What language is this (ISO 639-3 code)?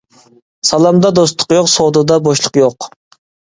uig